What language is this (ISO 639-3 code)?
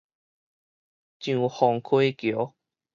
nan